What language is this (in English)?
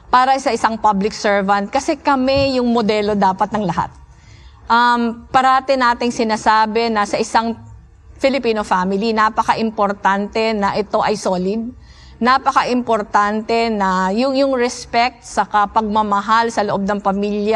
Filipino